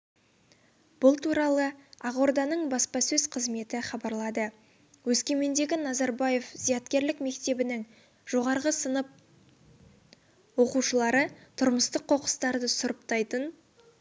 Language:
Kazakh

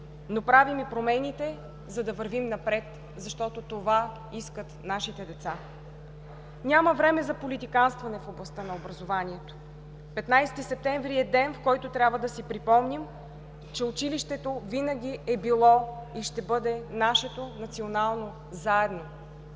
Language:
Bulgarian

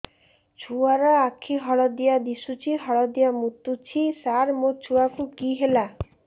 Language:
Odia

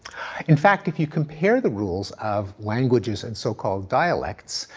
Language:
English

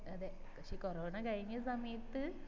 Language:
Malayalam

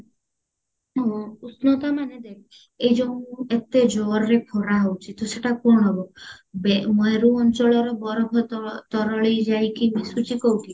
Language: Odia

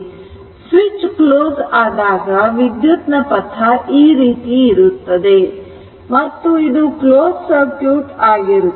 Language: Kannada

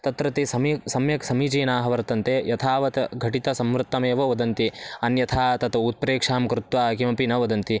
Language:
Sanskrit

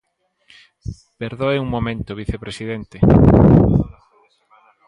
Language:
Galician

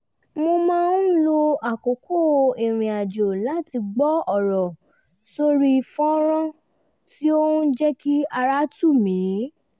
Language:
Yoruba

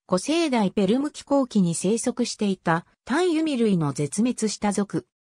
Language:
Japanese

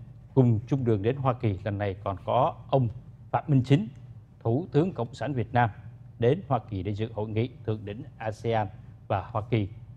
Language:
Vietnamese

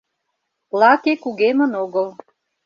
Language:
Mari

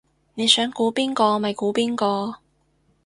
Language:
Cantonese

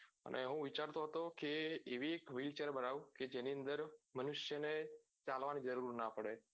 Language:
Gujarati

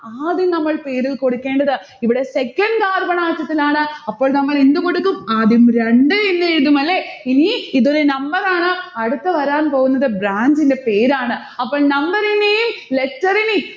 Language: Malayalam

